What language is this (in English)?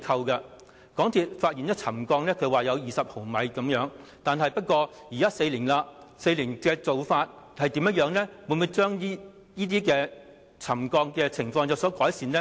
Cantonese